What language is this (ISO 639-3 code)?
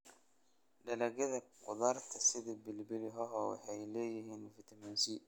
som